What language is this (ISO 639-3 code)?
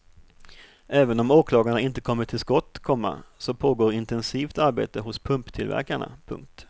swe